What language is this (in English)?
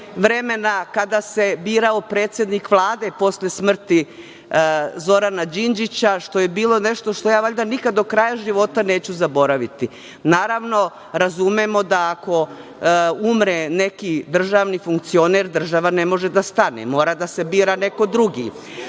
Serbian